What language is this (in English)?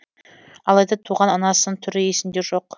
Kazakh